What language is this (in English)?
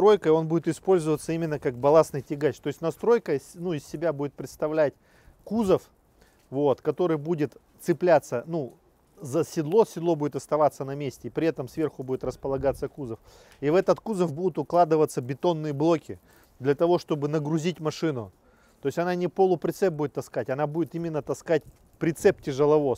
Russian